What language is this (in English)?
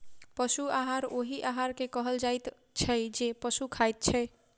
Maithili